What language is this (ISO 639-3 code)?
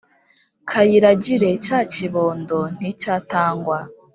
kin